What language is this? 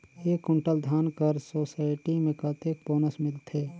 Chhattisgarhi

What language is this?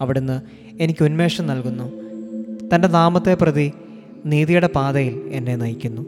Malayalam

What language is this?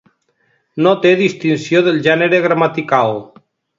Catalan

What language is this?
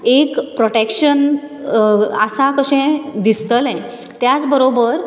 Konkani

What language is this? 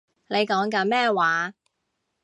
Cantonese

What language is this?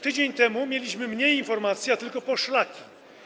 Polish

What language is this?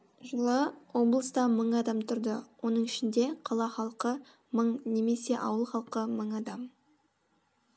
Kazakh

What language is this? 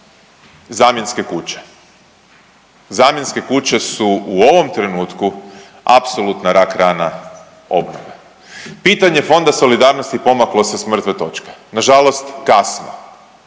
Croatian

